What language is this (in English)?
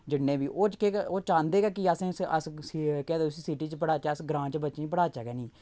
Dogri